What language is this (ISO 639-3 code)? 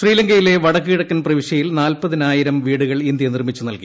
mal